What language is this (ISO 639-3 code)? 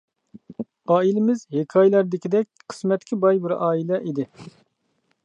uig